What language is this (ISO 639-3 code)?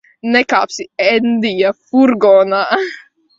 lav